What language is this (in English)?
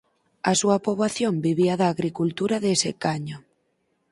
Galician